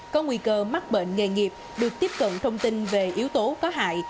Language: Vietnamese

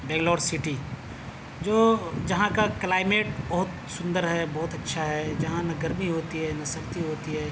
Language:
Urdu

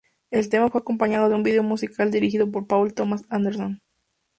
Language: Spanish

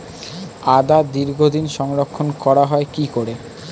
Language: Bangla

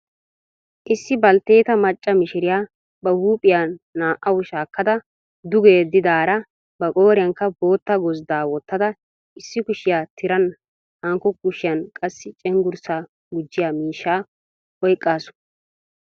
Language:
Wolaytta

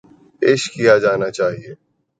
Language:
Urdu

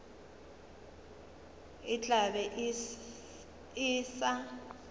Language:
Northern Sotho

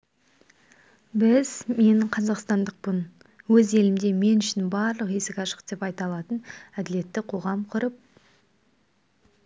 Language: Kazakh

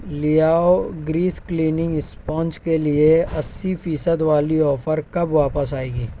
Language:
Urdu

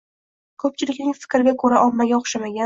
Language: Uzbek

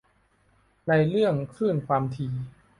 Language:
Thai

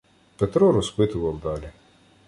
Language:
Ukrainian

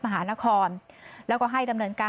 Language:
Thai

